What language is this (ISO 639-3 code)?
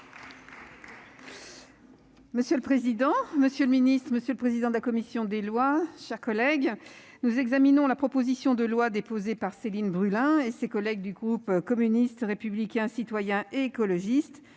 fra